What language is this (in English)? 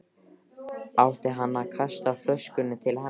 Icelandic